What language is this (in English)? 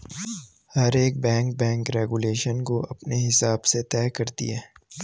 Hindi